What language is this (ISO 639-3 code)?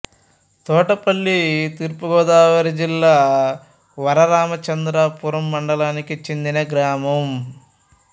tel